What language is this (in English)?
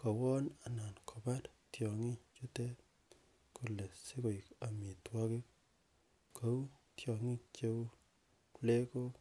Kalenjin